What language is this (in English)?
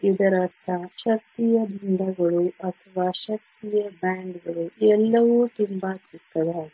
Kannada